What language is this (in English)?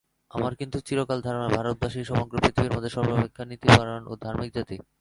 Bangla